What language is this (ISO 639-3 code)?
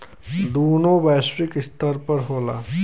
bho